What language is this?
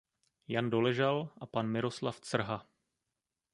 Czech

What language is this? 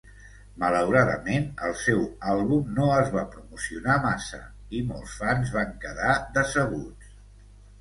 Catalan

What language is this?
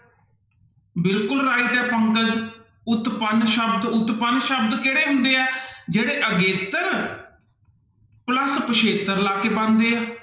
Punjabi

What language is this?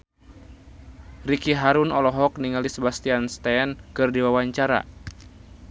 Sundanese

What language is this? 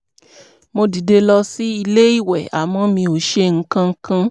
Yoruba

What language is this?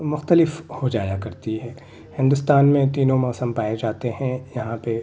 Urdu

